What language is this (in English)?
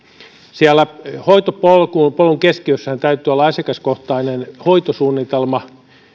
Finnish